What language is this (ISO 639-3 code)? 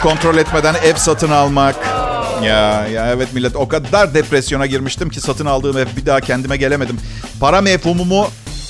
tur